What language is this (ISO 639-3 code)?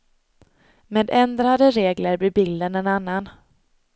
swe